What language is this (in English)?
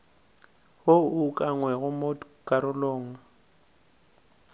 Northern Sotho